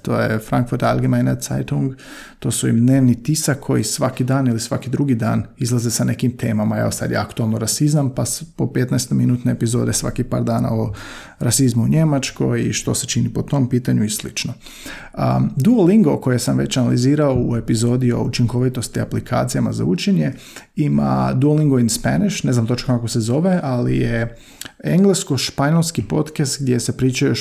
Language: Croatian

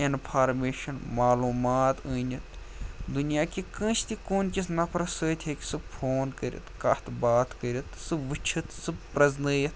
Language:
Kashmiri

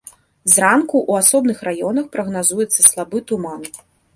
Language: Belarusian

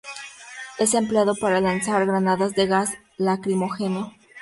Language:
Spanish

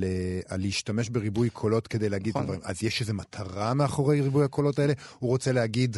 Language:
Hebrew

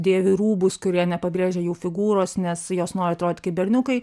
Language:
Lithuanian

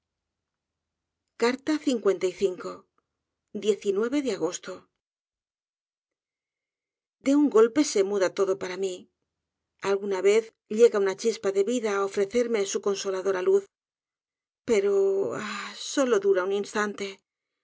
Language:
Spanish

